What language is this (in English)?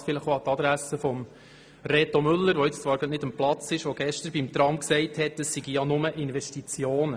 Swiss German